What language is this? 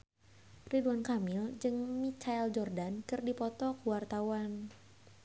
Sundanese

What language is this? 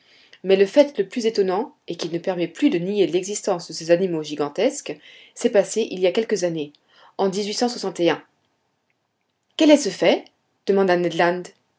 French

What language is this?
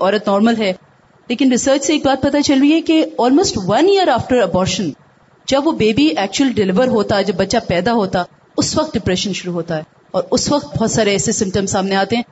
Urdu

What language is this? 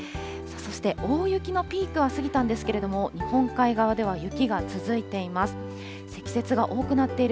Japanese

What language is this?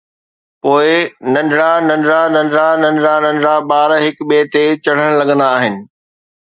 Sindhi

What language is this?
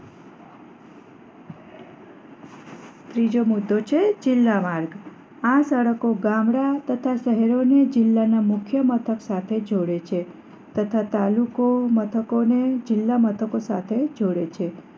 Gujarati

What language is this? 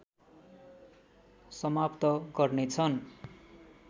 Nepali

